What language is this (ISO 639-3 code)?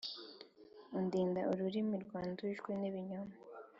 kin